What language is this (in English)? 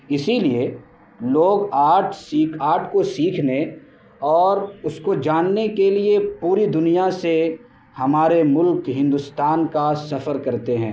Urdu